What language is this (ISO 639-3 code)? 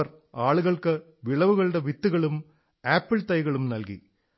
mal